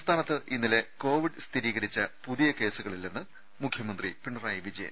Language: Malayalam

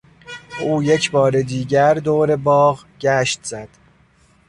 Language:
Persian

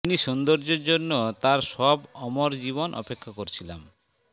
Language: Bangla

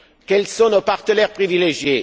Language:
French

